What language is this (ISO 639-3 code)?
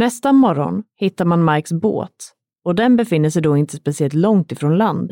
swe